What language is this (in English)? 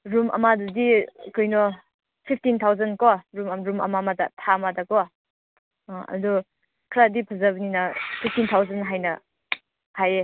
Manipuri